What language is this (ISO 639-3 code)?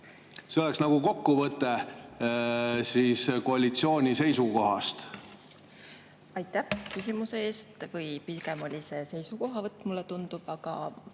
est